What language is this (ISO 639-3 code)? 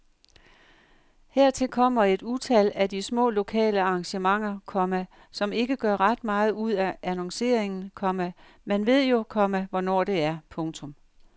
dan